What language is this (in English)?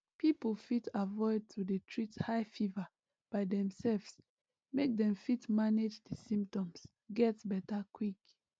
Nigerian Pidgin